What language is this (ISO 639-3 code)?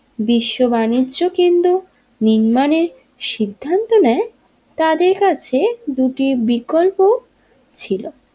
ben